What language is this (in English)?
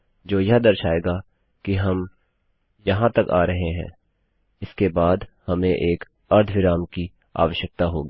Hindi